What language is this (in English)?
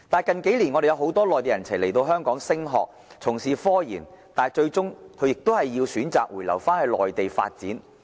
Cantonese